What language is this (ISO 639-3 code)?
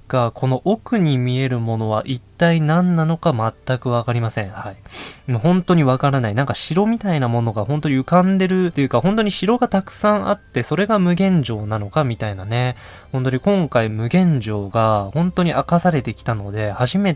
jpn